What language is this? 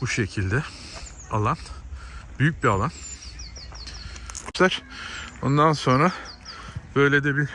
Turkish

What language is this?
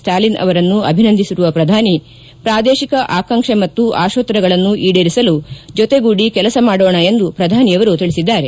Kannada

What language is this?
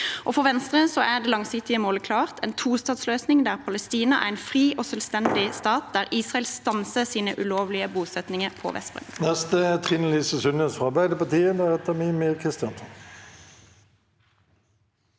Norwegian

